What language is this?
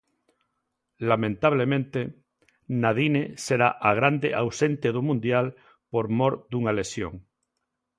Galician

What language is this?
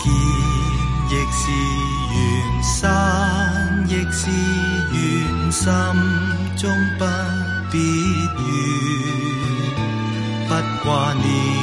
Chinese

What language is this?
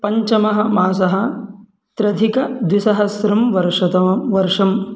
Sanskrit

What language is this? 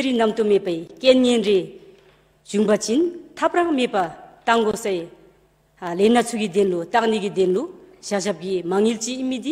Korean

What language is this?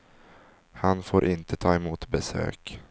Swedish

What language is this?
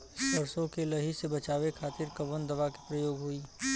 Bhojpuri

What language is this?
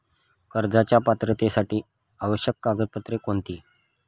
Marathi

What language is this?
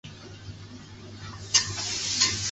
Chinese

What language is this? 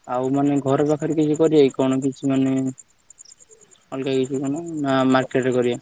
Odia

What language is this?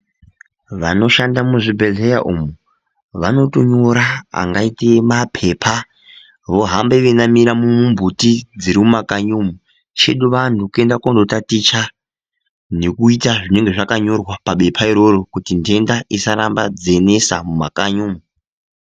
Ndau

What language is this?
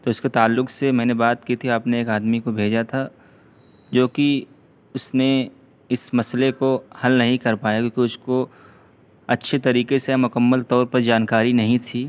Urdu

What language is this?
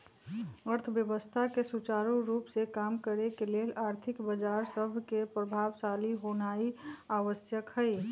Magahi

